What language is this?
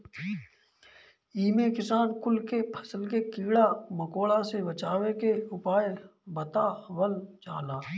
Bhojpuri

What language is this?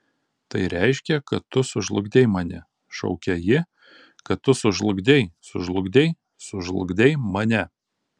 Lithuanian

